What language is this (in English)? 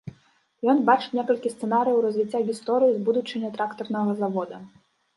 Belarusian